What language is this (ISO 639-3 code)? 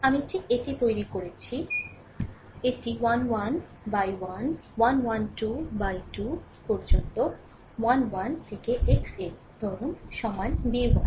ben